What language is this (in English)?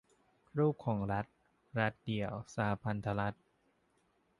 Thai